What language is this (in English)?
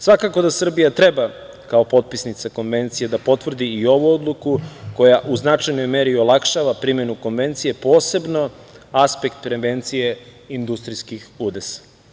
Serbian